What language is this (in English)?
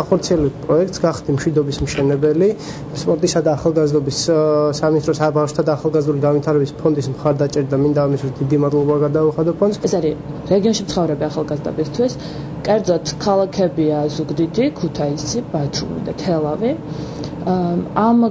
Hebrew